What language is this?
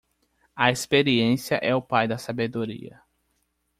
Portuguese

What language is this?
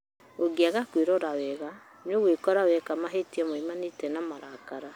Kikuyu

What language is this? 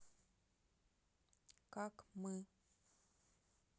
Russian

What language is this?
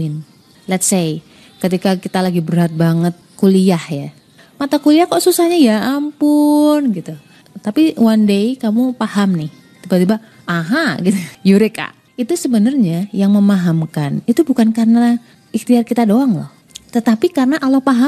Indonesian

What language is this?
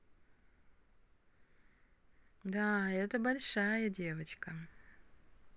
Russian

